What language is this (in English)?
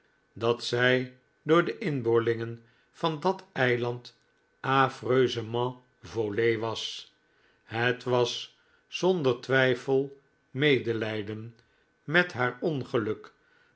Dutch